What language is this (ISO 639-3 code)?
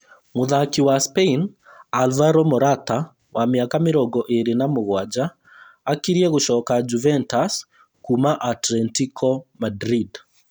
kik